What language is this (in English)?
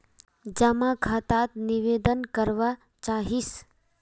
Magahi